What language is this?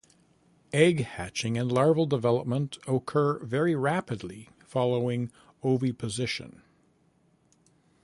English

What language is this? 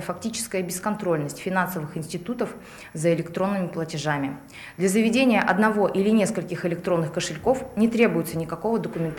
Russian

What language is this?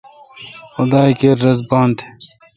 Kalkoti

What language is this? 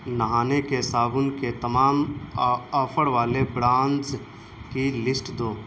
Urdu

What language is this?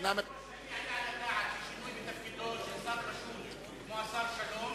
Hebrew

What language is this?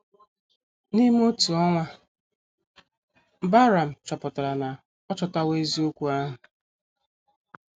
Igbo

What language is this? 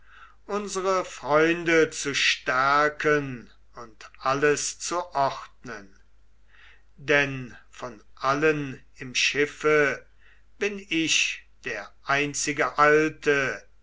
German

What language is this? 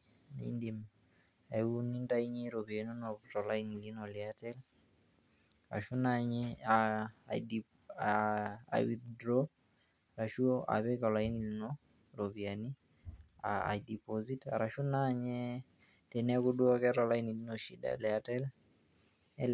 Masai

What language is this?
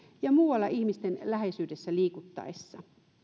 Finnish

